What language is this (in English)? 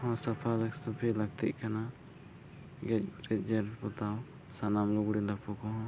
Santali